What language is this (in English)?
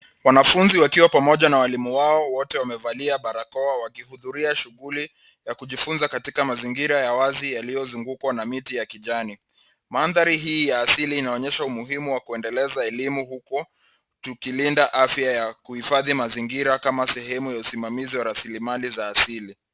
Swahili